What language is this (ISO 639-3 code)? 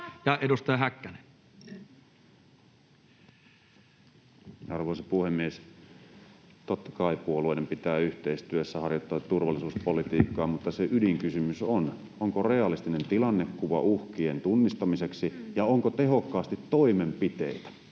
fin